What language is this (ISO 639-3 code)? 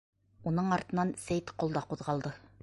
bak